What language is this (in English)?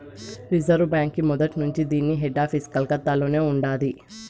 Telugu